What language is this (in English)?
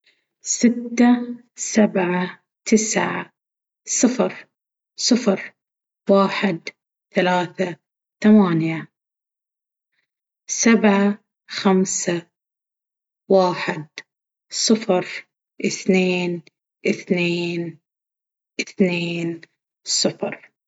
Baharna Arabic